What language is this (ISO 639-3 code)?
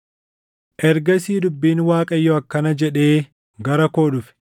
orm